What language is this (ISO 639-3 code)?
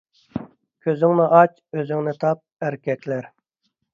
uig